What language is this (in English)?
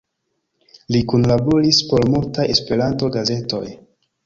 Esperanto